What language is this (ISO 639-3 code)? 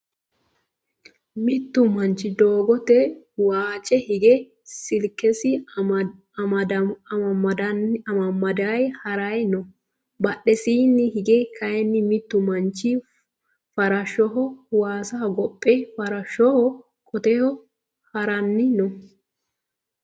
sid